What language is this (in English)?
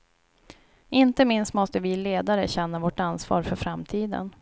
Swedish